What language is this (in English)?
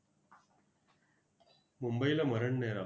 Marathi